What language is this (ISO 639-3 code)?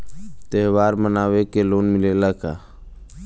bho